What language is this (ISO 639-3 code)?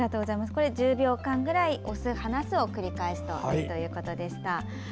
jpn